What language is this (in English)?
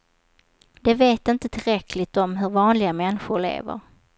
Swedish